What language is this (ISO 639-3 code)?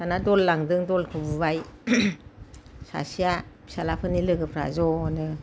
brx